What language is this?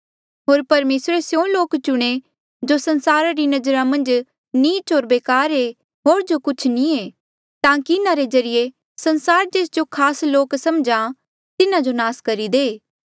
Mandeali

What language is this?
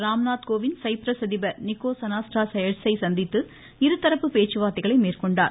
Tamil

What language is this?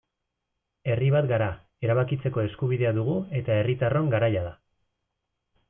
Basque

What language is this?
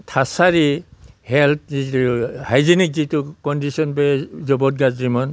Bodo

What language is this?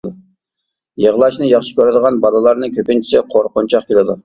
Uyghur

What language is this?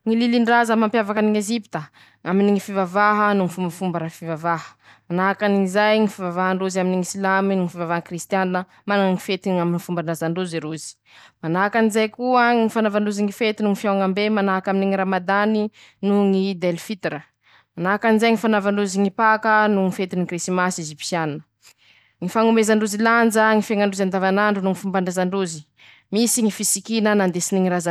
Masikoro Malagasy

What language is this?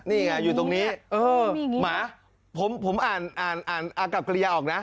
Thai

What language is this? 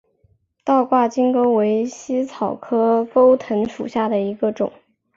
Chinese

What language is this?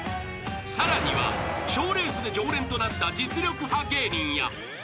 Japanese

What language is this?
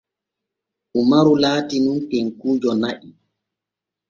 Borgu Fulfulde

